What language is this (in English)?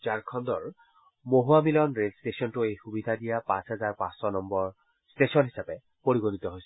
Assamese